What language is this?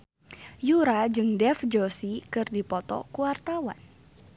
Sundanese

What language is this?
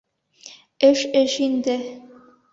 Bashkir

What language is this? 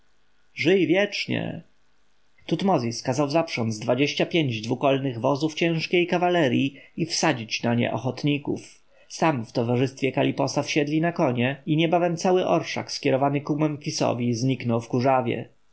Polish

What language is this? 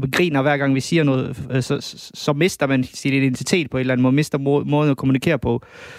Danish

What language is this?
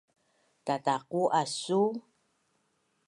Bunun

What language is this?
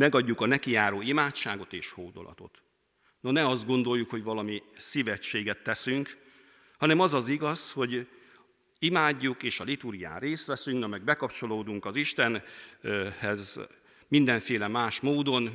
Hungarian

